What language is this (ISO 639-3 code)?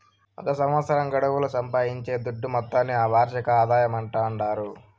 tel